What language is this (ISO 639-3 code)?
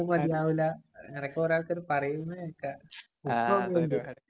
mal